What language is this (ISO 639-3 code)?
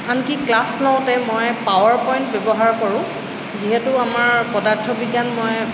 asm